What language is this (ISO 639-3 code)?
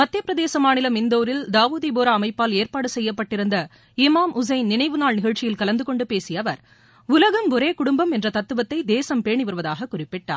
tam